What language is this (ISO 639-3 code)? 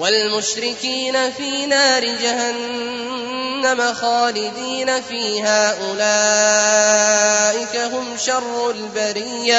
ara